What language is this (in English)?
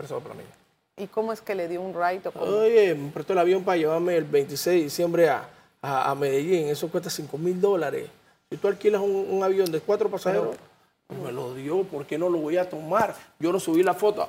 Spanish